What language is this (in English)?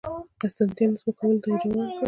Pashto